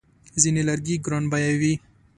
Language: Pashto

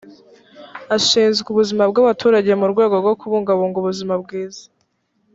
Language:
Kinyarwanda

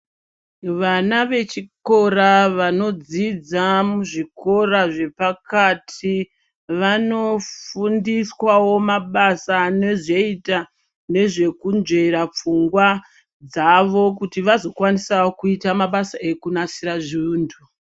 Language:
Ndau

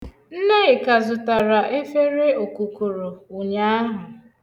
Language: Igbo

